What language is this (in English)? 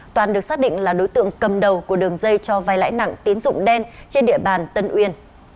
Vietnamese